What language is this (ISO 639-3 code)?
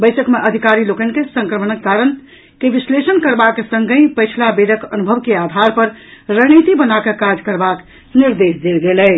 mai